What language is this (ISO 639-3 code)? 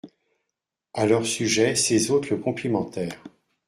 fra